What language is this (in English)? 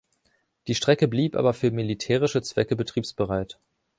German